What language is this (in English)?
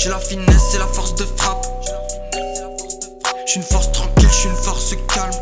French